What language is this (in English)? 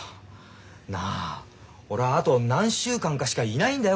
Japanese